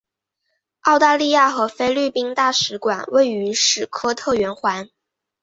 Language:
Chinese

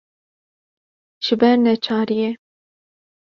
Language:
Kurdish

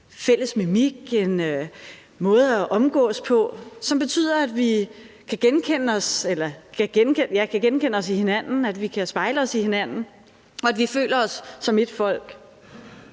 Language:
Danish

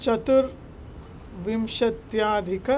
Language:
Sanskrit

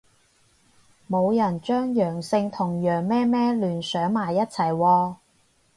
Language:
Cantonese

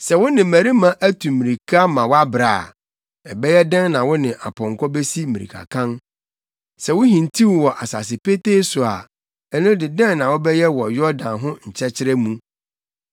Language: Akan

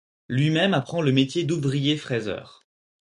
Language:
French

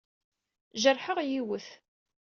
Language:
Kabyle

